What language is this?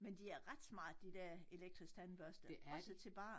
Danish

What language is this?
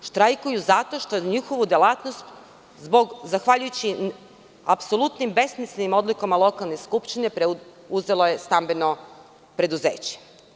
Serbian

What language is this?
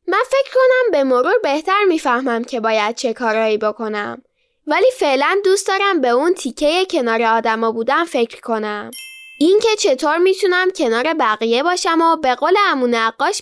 Persian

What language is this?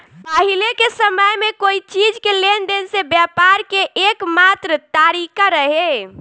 Bhojpuri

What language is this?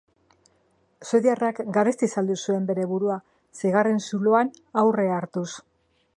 Basque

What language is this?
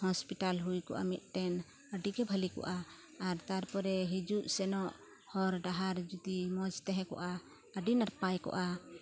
Santali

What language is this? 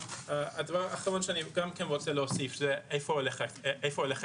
Hebrew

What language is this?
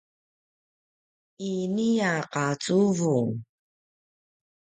Paiwan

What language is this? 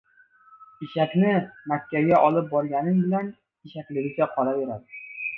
Uzbek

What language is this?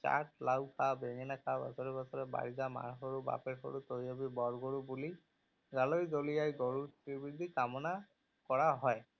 Assamese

